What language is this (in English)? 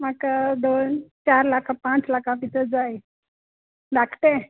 Konkani